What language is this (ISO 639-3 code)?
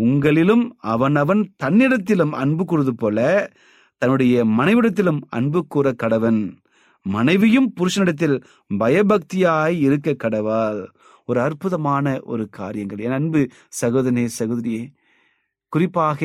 tam